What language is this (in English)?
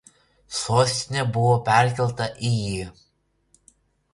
Lithuanian